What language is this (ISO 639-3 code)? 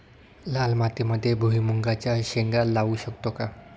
mar